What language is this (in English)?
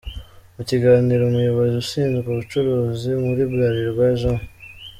Kinyarwanda